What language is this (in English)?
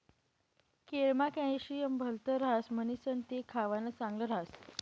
Marathi